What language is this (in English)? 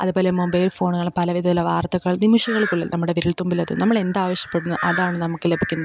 Malayalam